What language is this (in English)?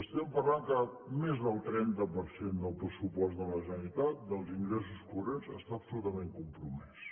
Catalan